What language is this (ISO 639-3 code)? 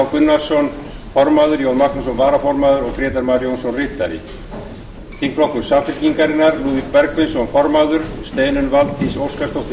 isl